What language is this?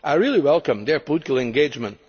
English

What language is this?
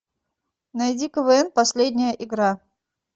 Russian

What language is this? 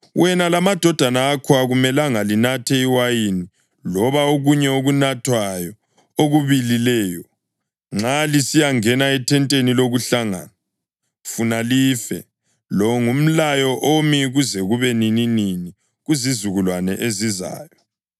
North Ndebele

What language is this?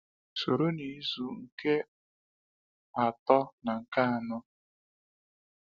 Igbo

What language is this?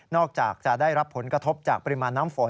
Thai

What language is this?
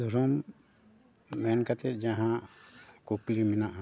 Santali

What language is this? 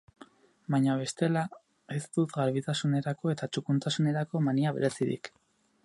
Basque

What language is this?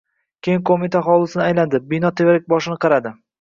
Uzbek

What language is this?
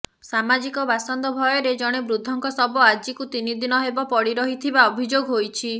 Odia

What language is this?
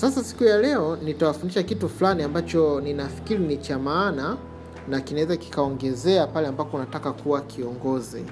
Swahili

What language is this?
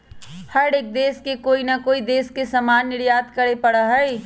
Magahi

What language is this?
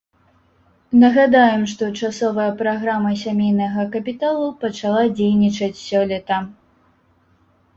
Belarusian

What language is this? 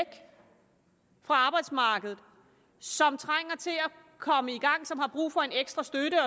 Danish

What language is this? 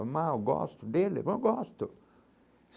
Portuguese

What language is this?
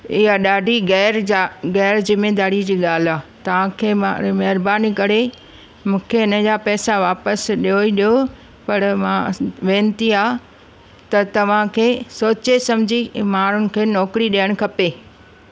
Sindhi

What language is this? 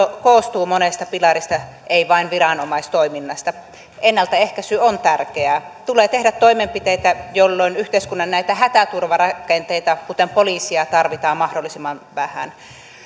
Finnish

